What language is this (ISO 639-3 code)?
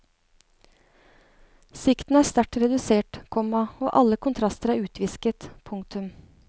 nor